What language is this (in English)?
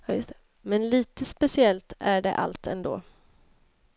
Swedish